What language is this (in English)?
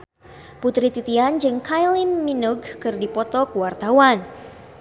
Sundanese